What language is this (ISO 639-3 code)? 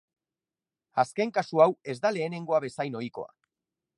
eus